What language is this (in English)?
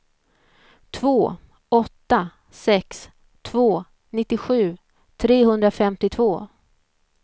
Swedish